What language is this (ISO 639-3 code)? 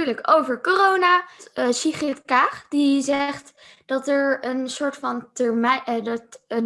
nld